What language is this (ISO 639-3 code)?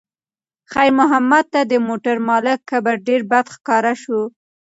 pus